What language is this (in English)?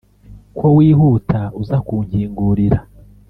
Kinyarwanda